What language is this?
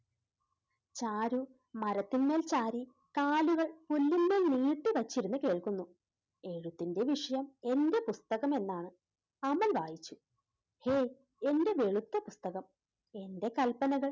Malayalam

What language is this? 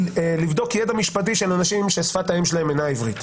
Hebrew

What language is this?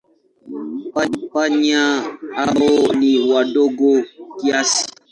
Swahili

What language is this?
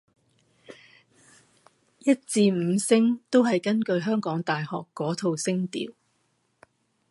Cantonese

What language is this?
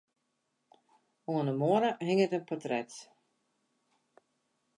Western Frisian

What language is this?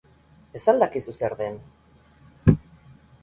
Basque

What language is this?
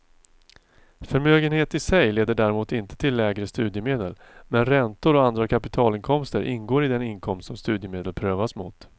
Swedish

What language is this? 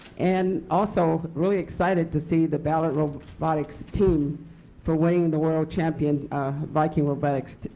English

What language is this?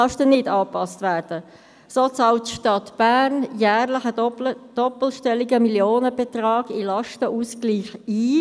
Swiss German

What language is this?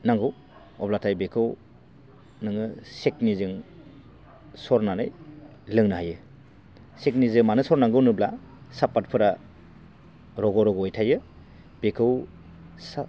Bodo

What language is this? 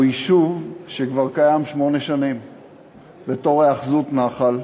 Hebrew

